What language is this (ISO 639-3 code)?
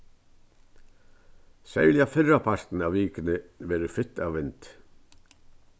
fao